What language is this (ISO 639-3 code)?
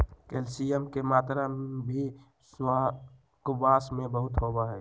mag